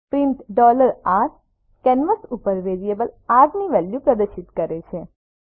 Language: Gujarati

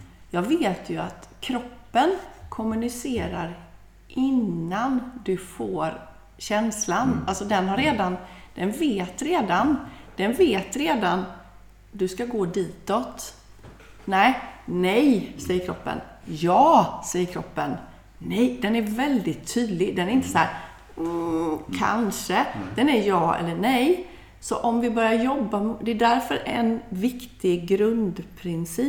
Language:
Swedish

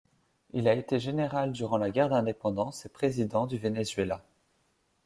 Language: French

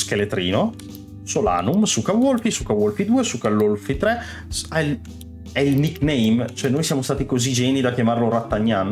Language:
Italian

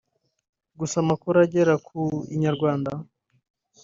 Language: Kinyarwanda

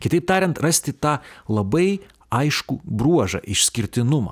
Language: Lithuanian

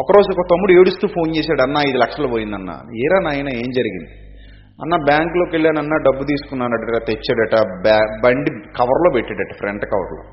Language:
Telugu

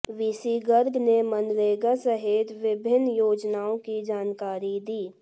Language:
Hindi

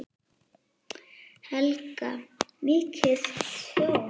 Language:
Icelandic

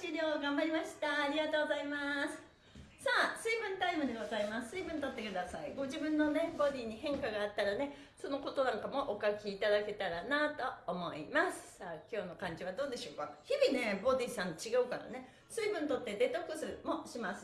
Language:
Japanese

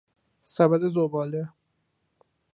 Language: Persian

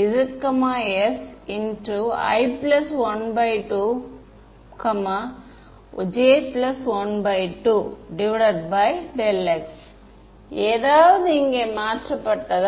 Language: Tamil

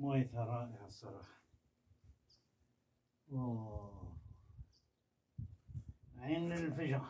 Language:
Arabic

